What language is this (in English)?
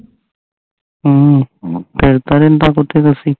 Punjabi